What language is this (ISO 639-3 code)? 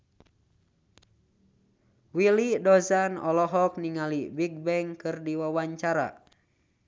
sun